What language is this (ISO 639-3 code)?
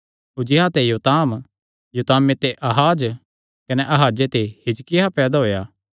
xnr